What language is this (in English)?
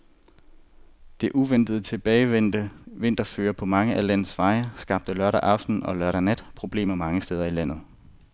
Danish